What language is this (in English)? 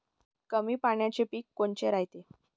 Marathi